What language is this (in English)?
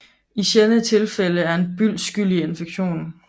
Danish